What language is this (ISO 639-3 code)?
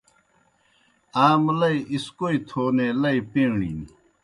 plk